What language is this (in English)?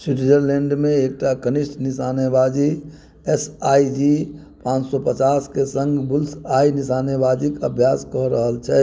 Maithili